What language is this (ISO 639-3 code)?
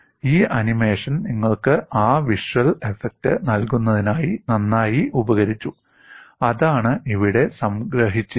mal